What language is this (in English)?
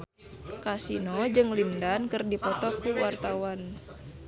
Sundanese